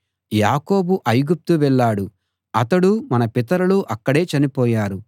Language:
Telugu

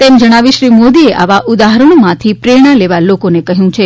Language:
Gujarati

